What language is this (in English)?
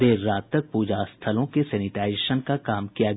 Hindi